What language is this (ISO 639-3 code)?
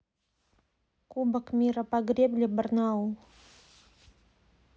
rus